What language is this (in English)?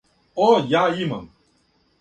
Serbian